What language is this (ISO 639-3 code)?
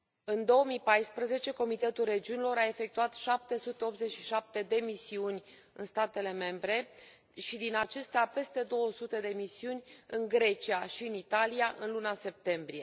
ron